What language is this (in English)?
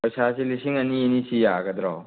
Manipuri